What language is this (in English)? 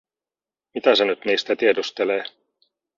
Finnish